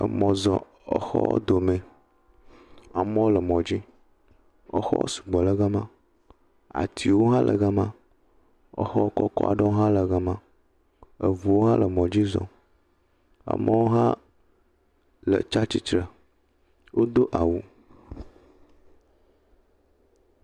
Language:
Ewe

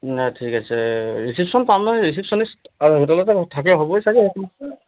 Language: Assamese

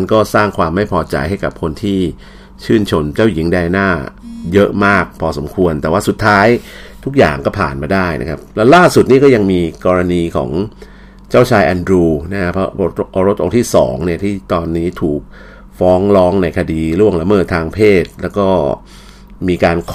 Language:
Thai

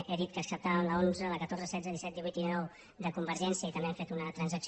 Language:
Catalan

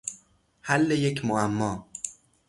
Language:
Persian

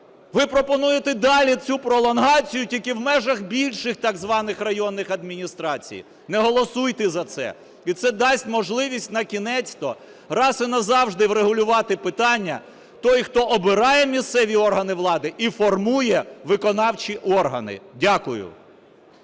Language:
Ukrainian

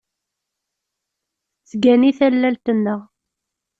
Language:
Kabyle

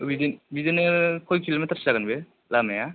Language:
Bodo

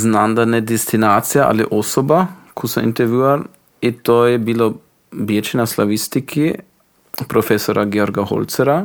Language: Croatian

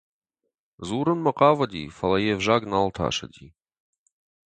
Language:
Ossetic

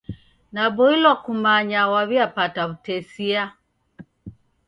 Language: Taita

